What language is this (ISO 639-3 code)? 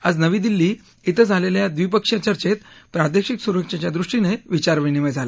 mar